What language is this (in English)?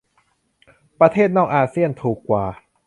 Thai